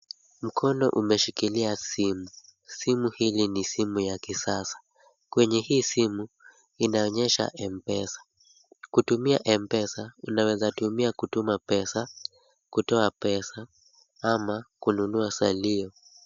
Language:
Swahili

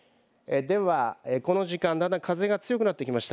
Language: Japanese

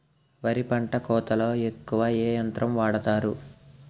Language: Telugu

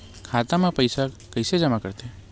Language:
Chhattisgarhi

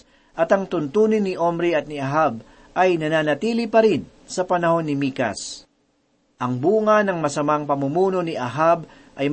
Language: Filipino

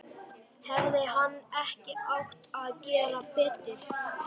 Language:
Icelandic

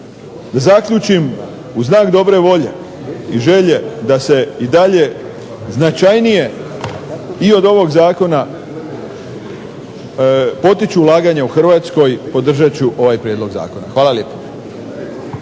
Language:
Croatian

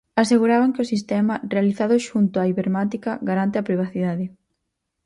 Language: Galician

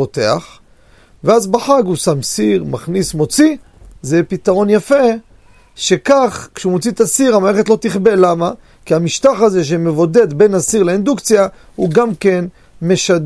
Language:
Hebrew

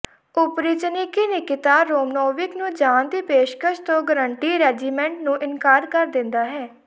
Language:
Punjabi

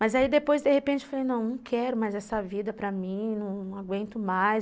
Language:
Portuguese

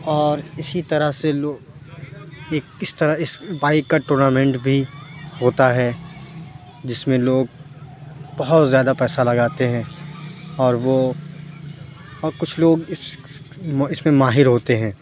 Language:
Urdu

